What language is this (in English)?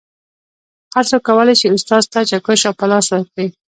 Pashto